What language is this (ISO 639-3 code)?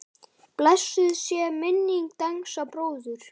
isl